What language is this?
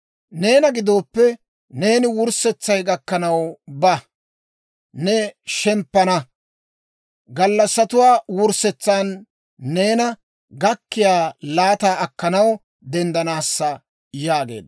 Dawro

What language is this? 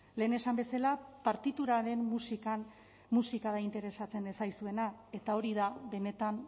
Basque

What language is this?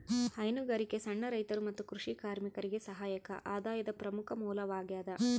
Kannada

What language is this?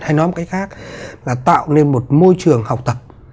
Vietnamese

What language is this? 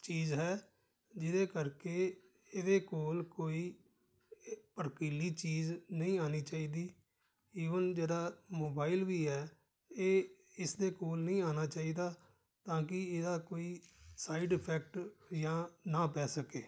Punjabi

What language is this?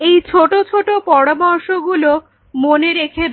Bangla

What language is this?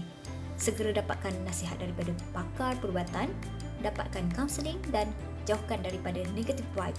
Malay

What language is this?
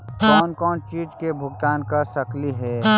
Magahi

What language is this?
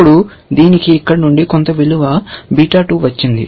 Telugu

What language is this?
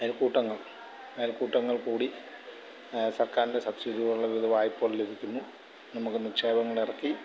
Malayalam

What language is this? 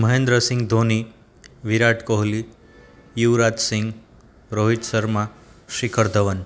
Gujarati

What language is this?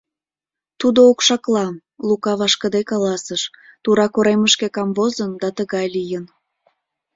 Mari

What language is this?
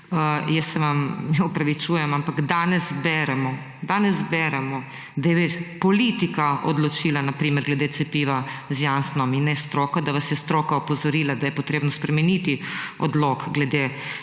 Slovenian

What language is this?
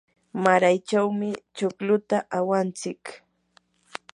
Yanahuanca Pasco Quechua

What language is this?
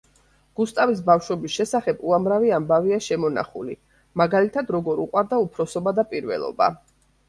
Georgian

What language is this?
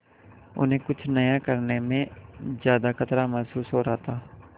Hindi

